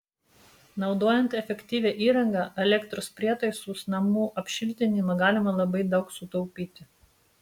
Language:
Lithuanian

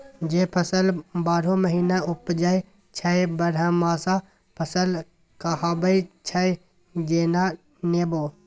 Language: Maithili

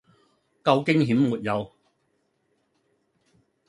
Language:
Cantonese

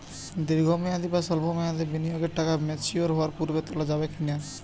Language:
Bangla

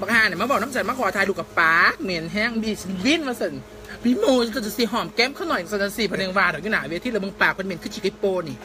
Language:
Thai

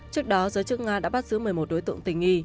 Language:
Vietnamese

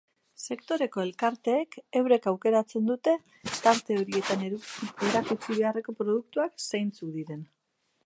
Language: Basque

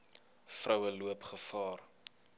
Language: Afrikaans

